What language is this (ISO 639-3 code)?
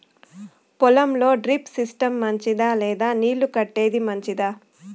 tel